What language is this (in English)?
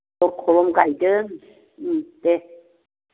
Bodo